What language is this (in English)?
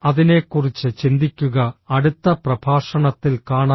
Malayalam